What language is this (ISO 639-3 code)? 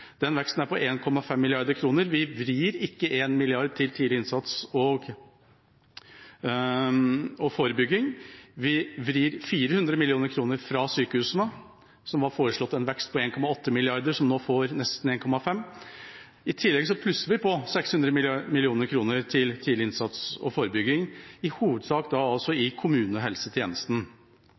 nob